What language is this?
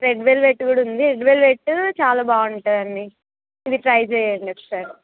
Telugu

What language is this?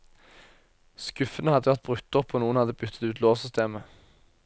Norwegian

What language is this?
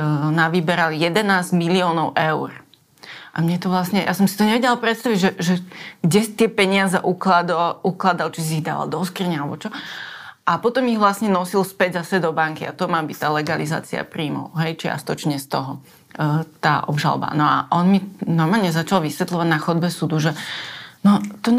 Slovak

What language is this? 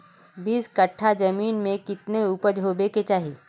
Magahi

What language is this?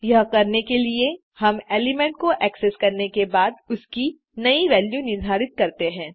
Hindi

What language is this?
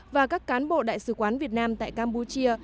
Vietnamese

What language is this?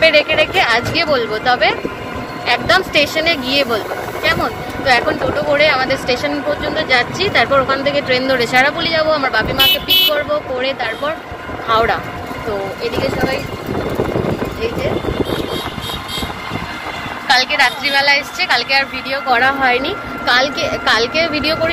Hindi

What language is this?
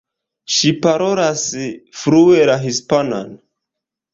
Esperanto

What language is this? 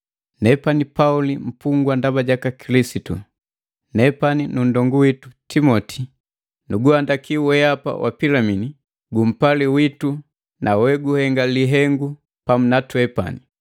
Matengo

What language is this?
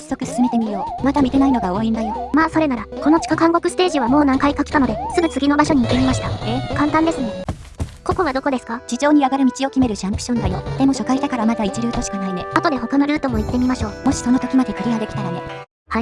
Japanese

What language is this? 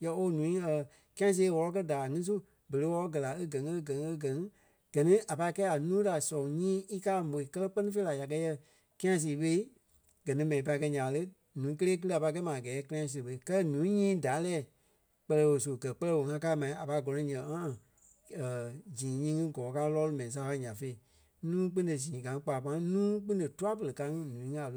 Kpelle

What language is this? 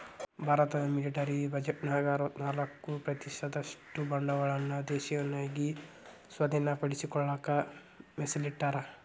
Kannada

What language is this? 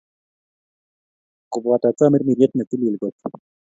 Kalenjin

